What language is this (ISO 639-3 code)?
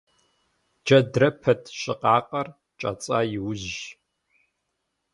kbd